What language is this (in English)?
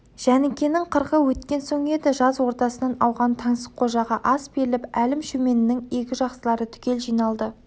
Kazakh